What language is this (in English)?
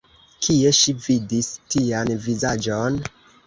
Esperanto